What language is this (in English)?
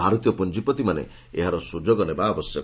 Odia